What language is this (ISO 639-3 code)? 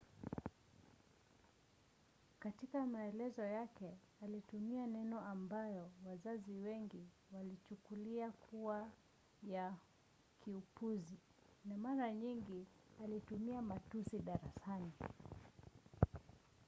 swa